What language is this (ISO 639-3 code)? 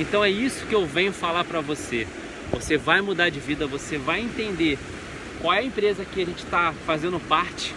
por